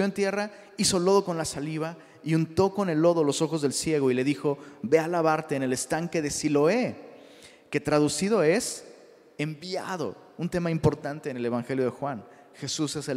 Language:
Spanish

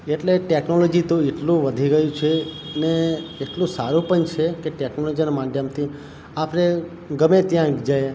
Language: Gujarati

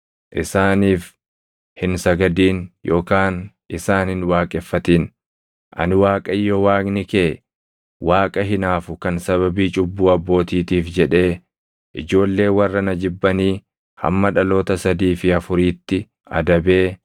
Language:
Oromo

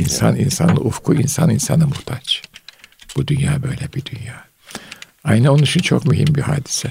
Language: Turkish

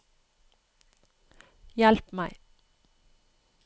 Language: Norwegian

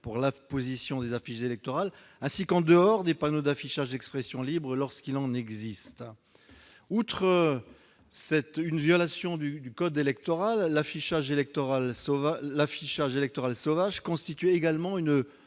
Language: French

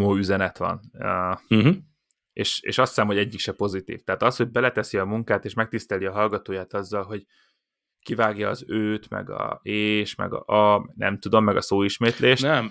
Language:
Hungarian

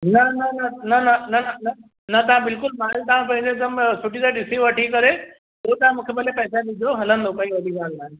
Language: Sindhi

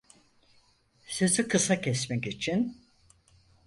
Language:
Turkish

